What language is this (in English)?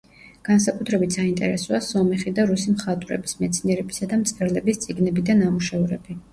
Georgian